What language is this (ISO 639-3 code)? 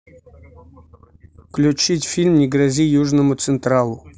rus